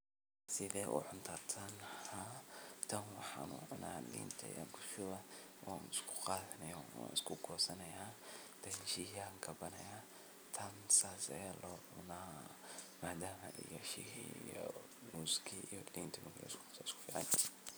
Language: Somali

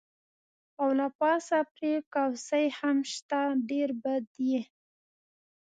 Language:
Pashto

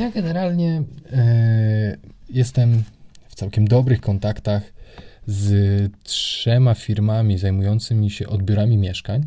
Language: Polish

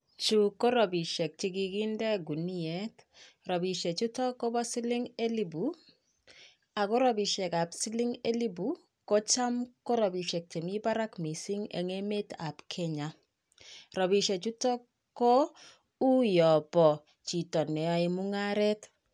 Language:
Kalenjin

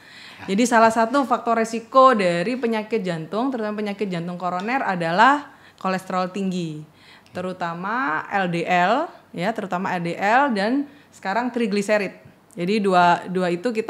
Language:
Indonesian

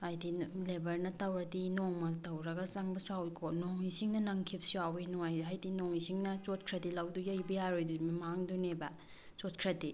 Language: Manipuri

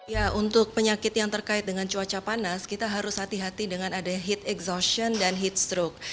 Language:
Indonesian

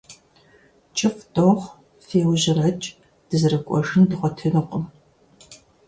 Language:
Kabardian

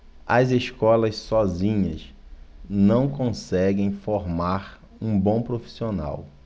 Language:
Portuguese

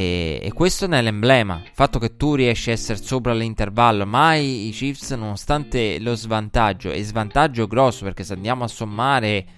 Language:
Italian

